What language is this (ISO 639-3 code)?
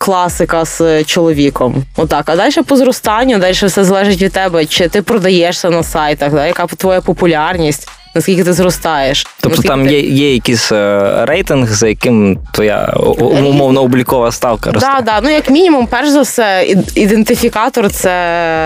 ukr